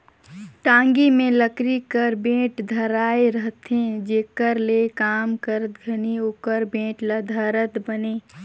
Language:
Chhattisgarhi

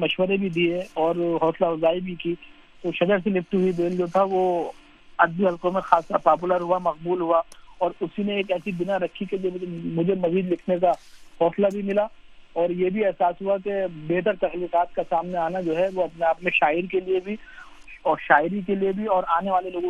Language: Urdu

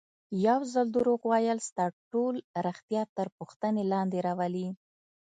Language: Pashto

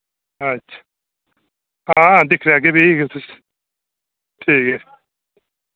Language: Dogri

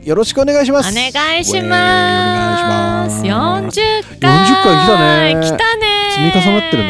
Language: Japanese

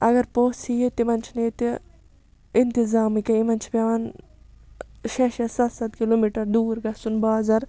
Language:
Kashmiri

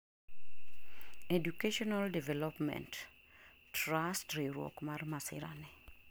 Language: Luo (Kenya and Tanzania)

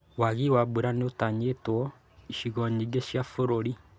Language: Kikuyu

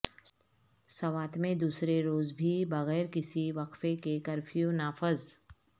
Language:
Urdu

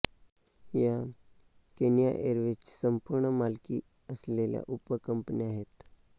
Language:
Marathi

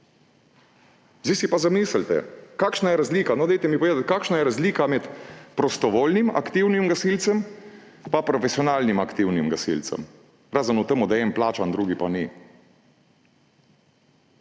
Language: Slovenian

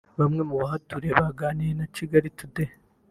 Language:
Kinyarwanda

